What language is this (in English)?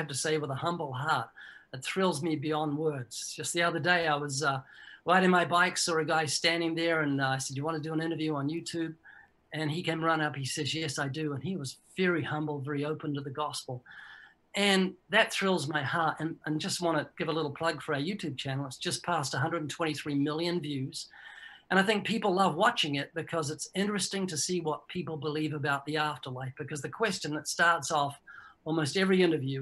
English